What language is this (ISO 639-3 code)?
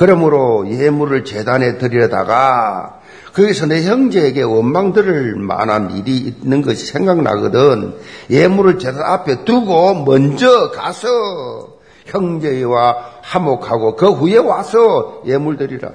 kor